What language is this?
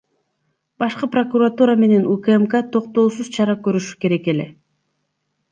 Kyrgyz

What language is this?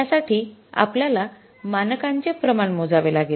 Marathi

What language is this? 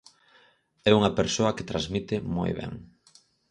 Galician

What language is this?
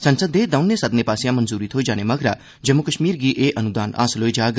Dogri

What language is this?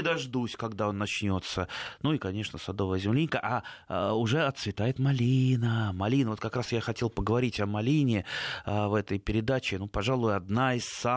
Russian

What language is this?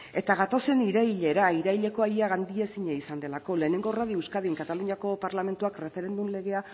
Basque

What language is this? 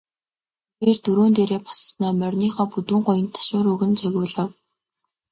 Mongolian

